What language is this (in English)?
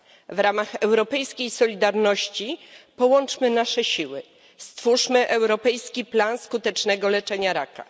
Polish